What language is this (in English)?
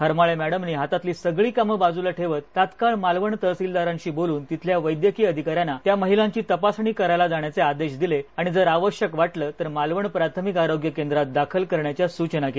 Marathi